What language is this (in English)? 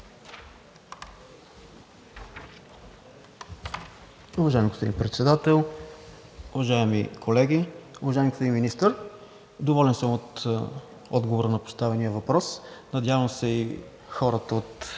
Bulgarian